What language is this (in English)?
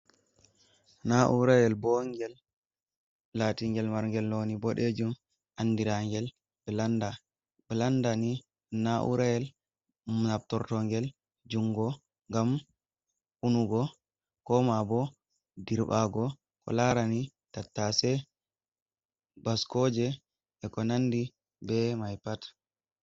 Fula